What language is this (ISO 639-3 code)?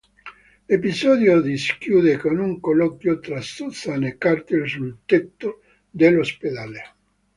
ita